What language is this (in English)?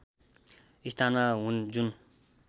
Nepali